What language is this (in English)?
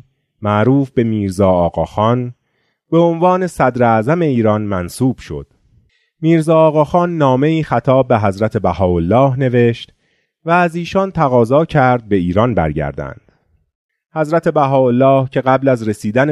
Persian